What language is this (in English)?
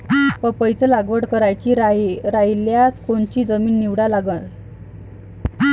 Marathi